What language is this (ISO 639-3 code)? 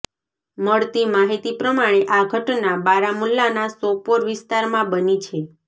guj